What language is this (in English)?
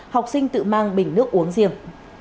Vietnamese